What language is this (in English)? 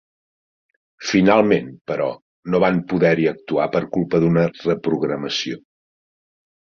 Catalan